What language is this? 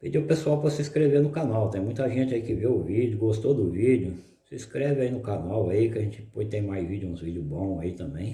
Portuguese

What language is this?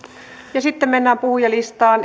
Finnish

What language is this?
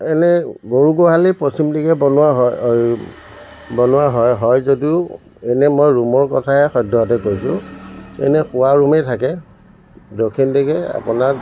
Assamese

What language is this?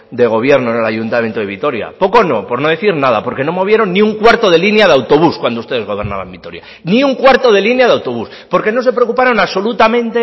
Spanish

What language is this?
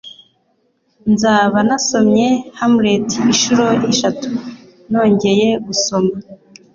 Kinyarwanda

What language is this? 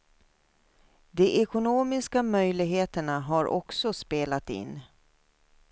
Swedish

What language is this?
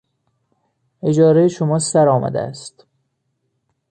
Persian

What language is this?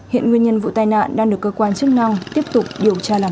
Vietnamese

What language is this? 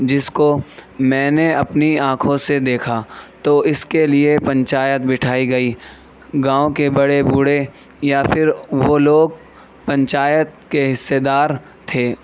Urdu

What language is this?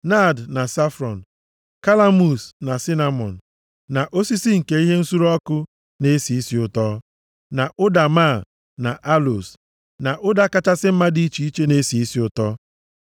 Igbo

